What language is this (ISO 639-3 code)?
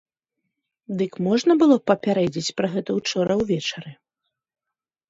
bel